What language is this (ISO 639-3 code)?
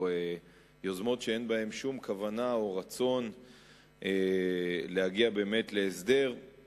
heb